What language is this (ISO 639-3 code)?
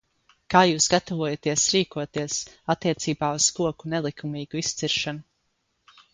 lav